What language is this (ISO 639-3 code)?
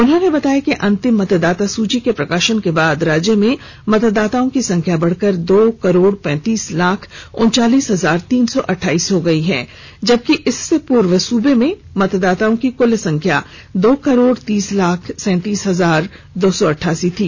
hin